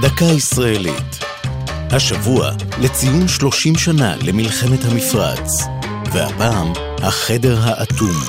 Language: Hebrew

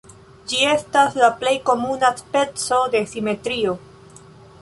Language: Esperanto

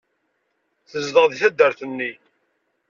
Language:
Kabyle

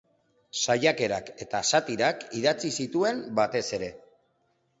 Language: Basque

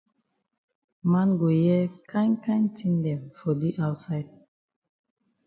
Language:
Cameroon Pidgin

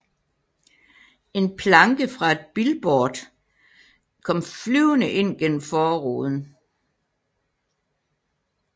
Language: Danish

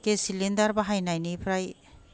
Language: Bodo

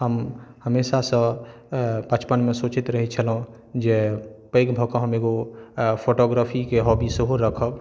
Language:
Maithili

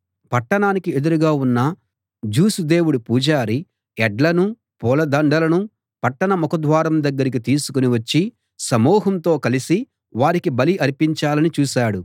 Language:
Telugu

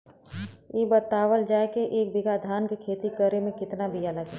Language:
Bhojpuri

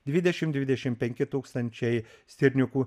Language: Lithuanian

